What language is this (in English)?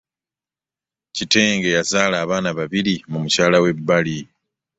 Ganda